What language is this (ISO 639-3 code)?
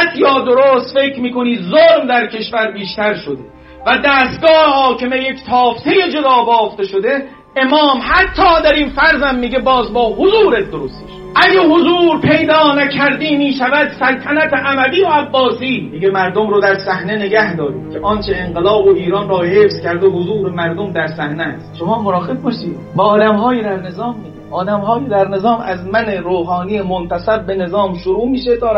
fas